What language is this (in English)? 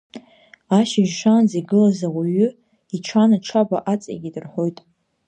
Abkhazian